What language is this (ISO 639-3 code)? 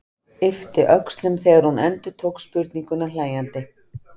isl